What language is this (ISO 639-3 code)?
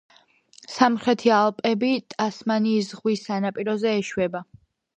kat